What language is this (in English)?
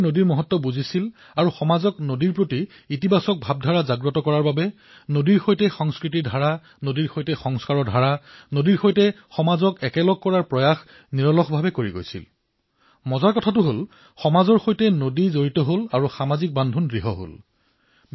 Assamese